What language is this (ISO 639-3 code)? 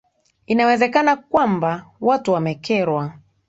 swa